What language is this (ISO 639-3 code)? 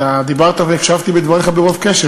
heb